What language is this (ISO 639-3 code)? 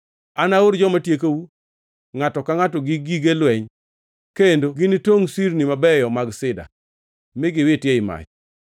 luo